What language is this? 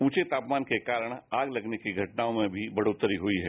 Hindi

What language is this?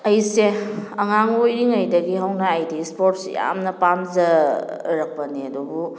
Manipuri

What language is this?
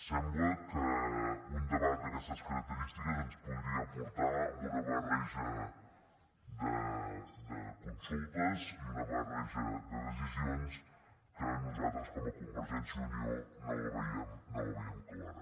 Catalan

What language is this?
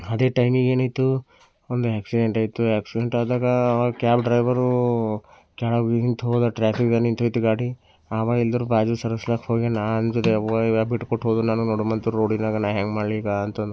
Kannada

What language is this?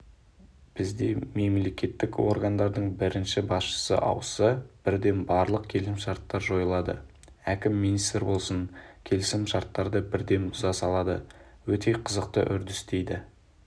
Kazakh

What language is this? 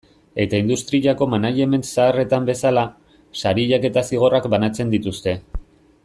Basque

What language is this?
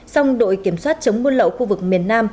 Vietnamese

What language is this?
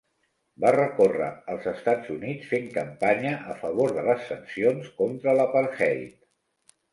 Catalan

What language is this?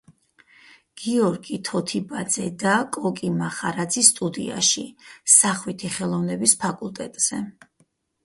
Georgian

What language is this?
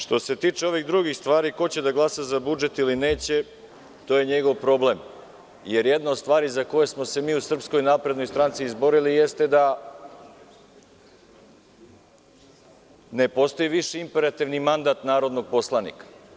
Serbian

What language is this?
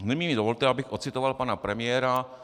Czech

